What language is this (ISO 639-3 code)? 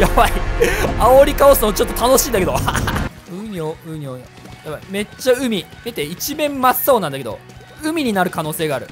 jpn